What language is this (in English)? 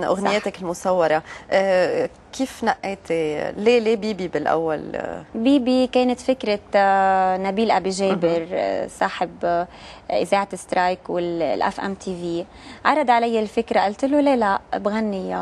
Arabic